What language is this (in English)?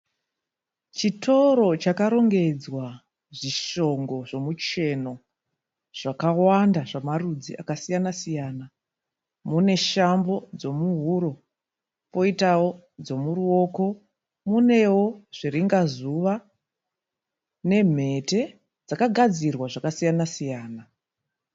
Shona